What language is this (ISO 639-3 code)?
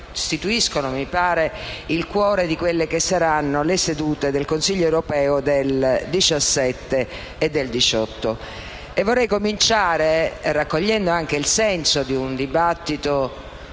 ita